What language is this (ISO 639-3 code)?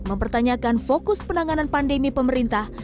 ind